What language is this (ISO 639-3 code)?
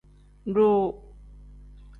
kdh